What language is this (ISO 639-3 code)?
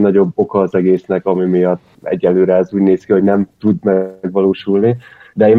hun